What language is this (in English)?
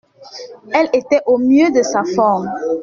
French